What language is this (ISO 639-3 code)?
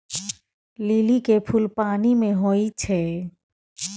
mai